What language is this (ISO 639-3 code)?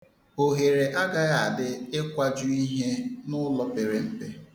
ibo